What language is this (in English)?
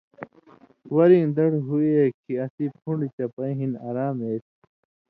Indus Kohistani